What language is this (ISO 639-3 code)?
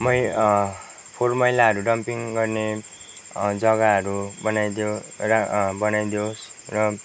nep